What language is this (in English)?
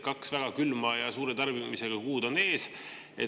Estonian